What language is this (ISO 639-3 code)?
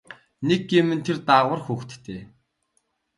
mon